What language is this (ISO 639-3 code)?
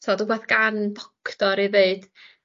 cym